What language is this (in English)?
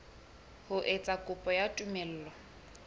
Southern Sotho